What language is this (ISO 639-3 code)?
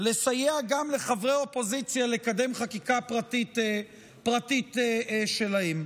heb